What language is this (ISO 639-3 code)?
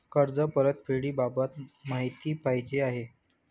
mar